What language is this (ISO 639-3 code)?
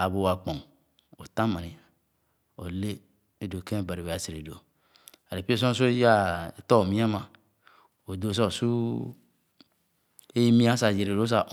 ogo